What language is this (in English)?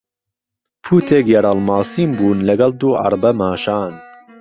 Central Kurdish